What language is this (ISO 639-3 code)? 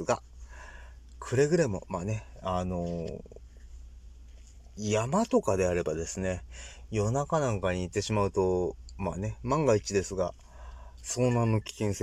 jpn